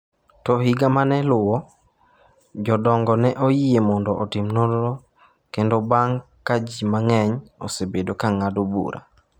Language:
Luo (Kenya and Tanzania)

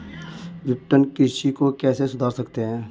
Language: Hindi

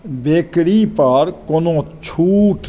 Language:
Maithili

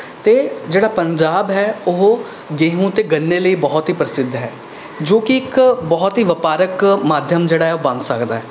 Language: Punjabi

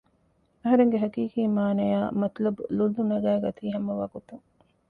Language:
Divehi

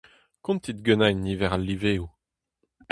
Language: Breton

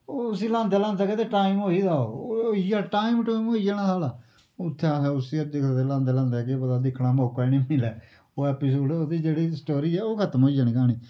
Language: Dogri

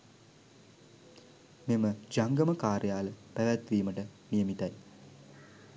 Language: Sinhala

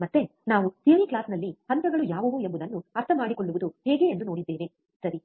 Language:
Kannada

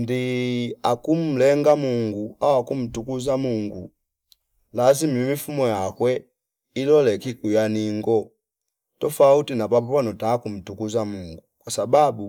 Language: Fipa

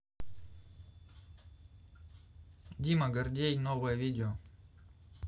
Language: Russian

